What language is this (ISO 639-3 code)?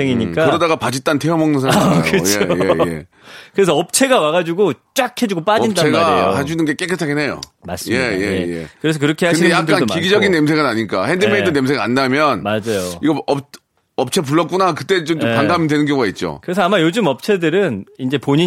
kor